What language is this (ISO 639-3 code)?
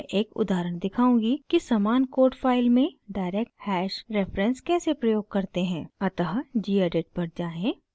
hin